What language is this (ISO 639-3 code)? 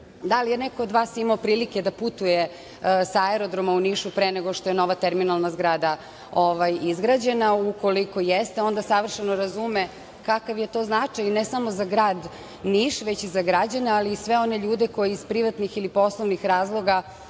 srp